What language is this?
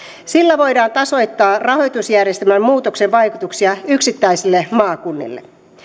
Finnish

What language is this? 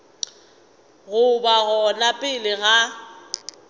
Northern Sotho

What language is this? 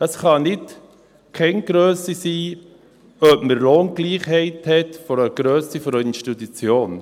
Swiss German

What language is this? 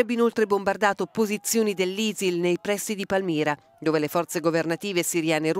Italian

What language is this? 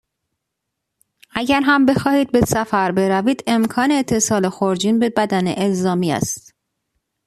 Persian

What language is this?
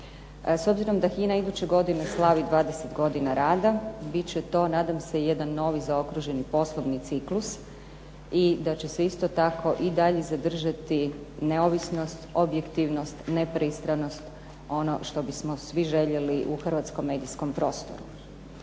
Croatian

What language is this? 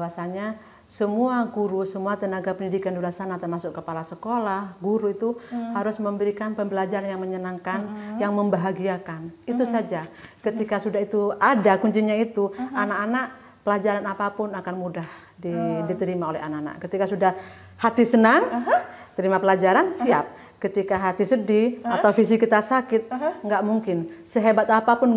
Indonesian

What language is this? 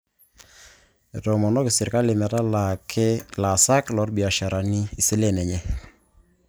Masai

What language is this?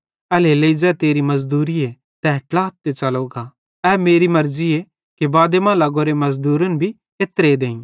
Bhadrawahi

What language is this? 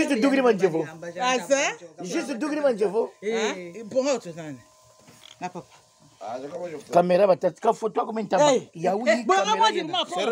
Portuguese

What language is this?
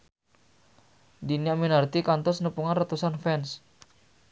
Sundanese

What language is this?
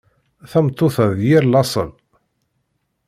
Kabyle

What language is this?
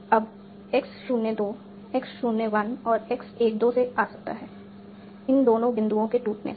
Hindi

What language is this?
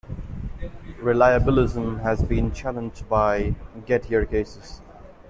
English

